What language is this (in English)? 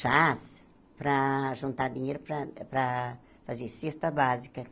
Portuguese